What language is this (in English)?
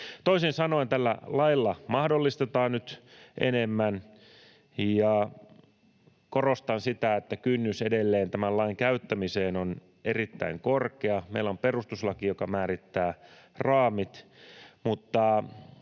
Finnish